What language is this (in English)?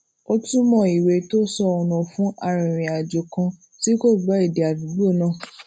Yoruba